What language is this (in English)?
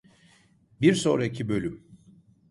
Turkish